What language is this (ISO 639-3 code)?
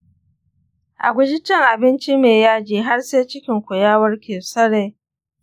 hau